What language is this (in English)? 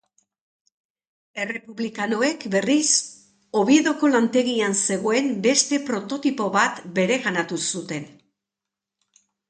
Basque